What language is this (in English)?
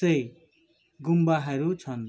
Nepali